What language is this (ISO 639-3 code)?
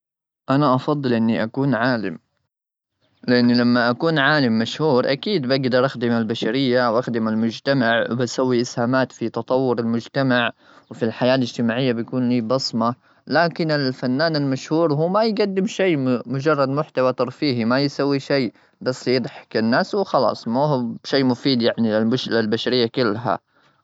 afb